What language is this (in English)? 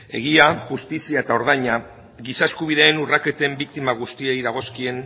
Basque